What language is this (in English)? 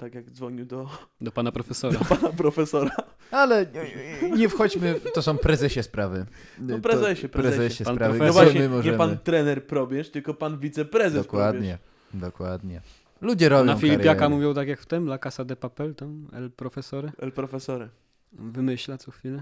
Polish